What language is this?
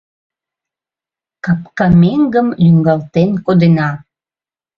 Mari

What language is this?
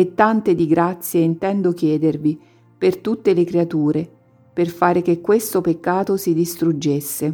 Italian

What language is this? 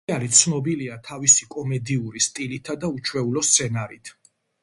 Georgian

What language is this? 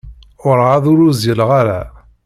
Kabyle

